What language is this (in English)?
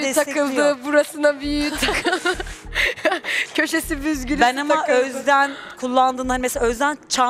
Turkish